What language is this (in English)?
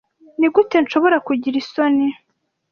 Kinyarwanda